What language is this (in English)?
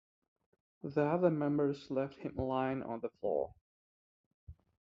English